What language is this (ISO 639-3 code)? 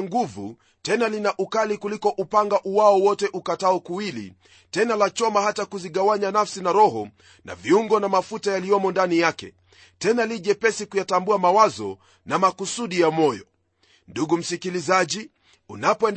swa